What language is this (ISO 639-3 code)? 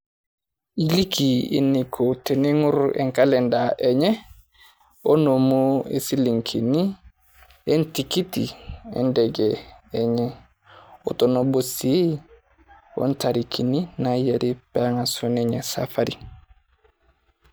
mas